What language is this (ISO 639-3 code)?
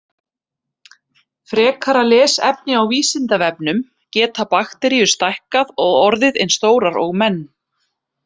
isl